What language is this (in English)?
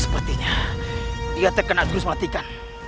Indonesian